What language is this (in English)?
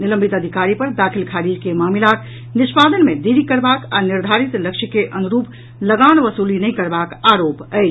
Maithili